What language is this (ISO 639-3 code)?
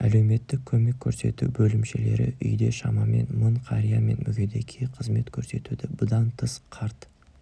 kaz